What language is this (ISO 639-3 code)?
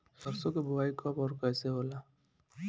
bho